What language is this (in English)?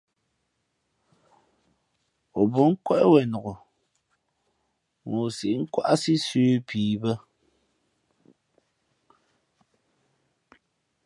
Fe'fe'